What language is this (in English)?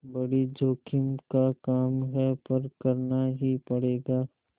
Hindi